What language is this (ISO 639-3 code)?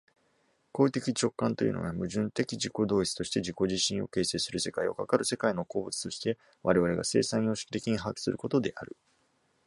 jpn